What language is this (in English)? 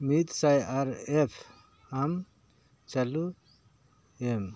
Santali